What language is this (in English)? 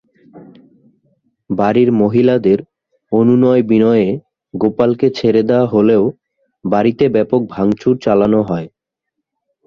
Bangla